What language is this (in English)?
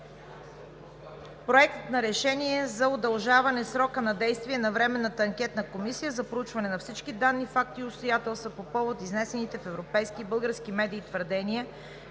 Bulgarian